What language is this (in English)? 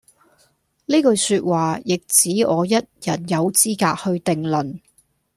Cantonese